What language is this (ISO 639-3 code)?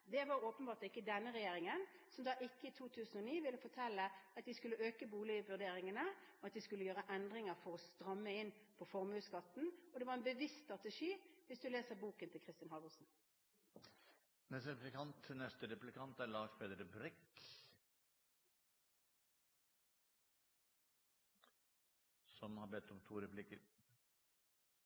nob